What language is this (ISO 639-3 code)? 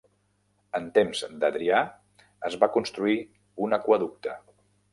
cat